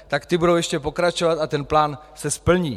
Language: Czech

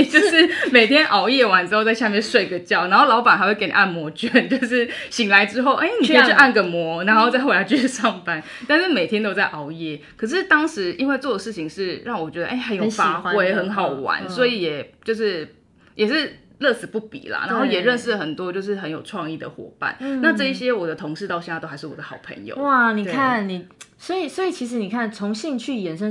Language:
Chinese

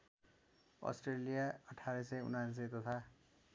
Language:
Nepali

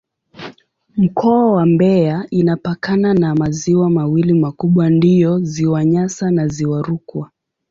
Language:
Swahili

